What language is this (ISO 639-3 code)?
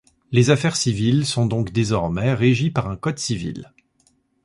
fra